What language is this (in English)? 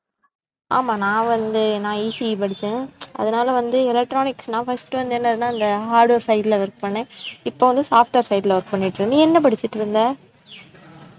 Tamil